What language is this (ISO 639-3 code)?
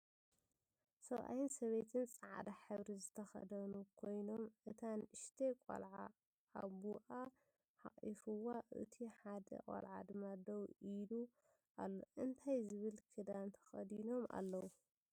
tir